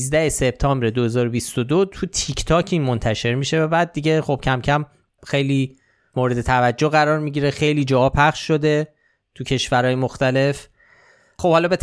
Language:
Persian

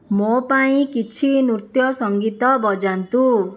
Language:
Odia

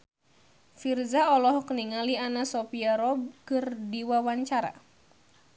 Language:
Sundanese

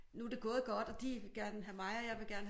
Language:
Danish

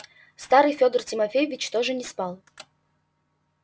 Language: Russian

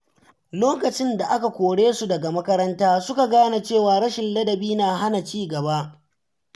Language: Hausa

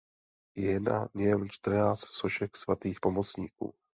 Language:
Czech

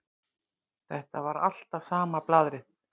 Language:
Icelandic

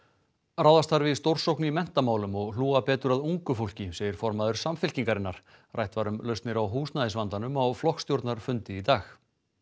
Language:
Icelandic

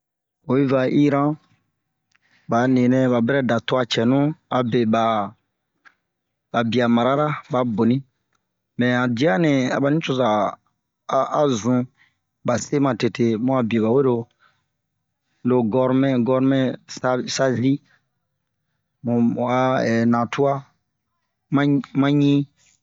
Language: Bomu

